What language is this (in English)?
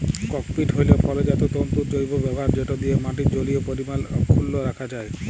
Bangla